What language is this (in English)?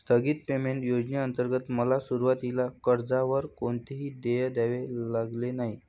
Marathi